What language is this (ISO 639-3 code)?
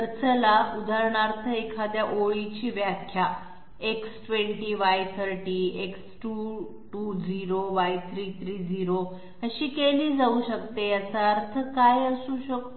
mar